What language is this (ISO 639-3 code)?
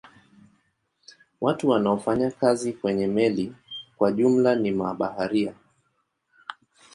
swa